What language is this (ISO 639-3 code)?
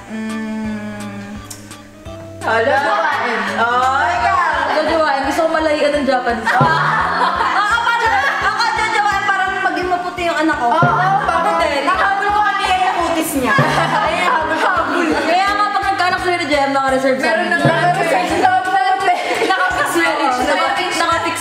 kor